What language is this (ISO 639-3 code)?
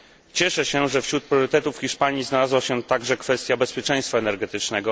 pol